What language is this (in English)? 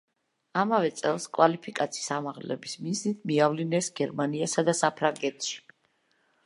Georgian